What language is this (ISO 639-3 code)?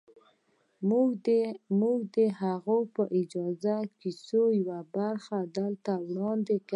pus